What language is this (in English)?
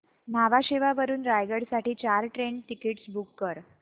Marathi